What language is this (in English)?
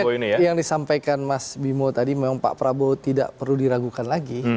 Indonesian